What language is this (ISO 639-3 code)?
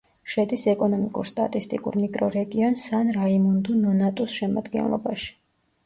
kat